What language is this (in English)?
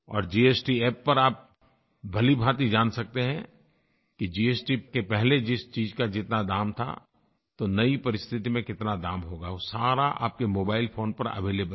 Hindi